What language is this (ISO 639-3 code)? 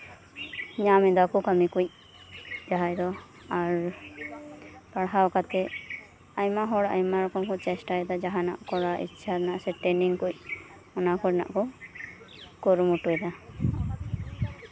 sat